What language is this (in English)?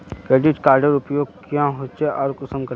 Magahi